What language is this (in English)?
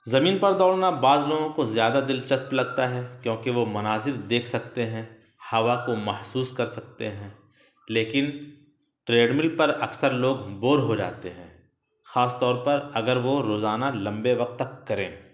Urdu